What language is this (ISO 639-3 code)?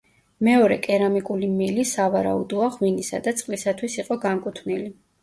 kat